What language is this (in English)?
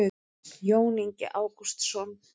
Icelandic